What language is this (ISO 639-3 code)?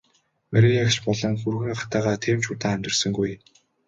mon